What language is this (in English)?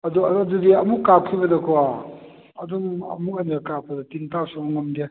Manipuri